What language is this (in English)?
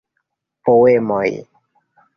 Esperanto